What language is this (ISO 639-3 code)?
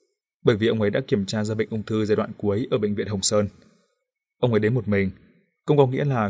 vie